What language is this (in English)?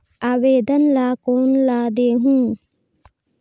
Chhattisgarhi